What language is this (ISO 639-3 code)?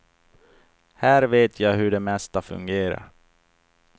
swe